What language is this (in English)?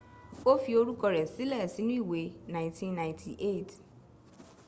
Yoruba